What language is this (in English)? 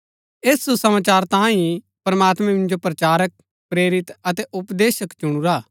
Gaddi